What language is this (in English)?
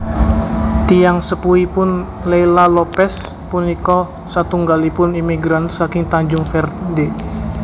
Javanese